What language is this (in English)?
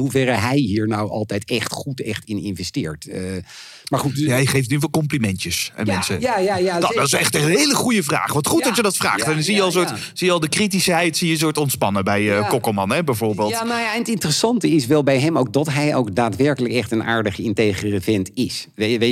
Dutch